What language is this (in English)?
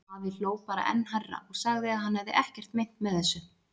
Icelandic